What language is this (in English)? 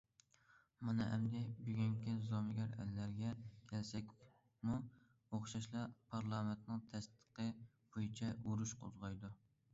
Uyghur